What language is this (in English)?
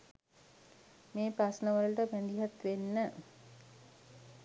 Sinhala